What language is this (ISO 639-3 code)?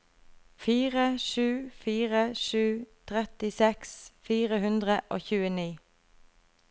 nor